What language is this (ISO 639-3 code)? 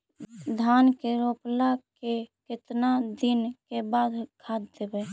mag